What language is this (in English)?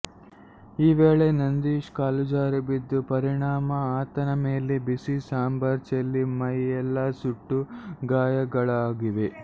Kannada